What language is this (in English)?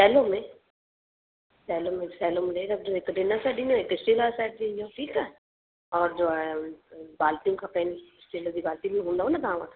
Sindhi